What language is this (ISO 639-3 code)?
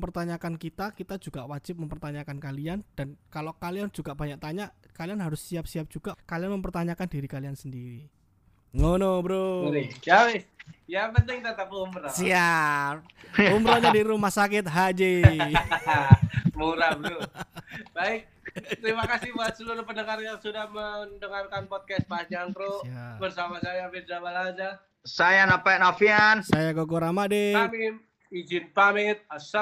ind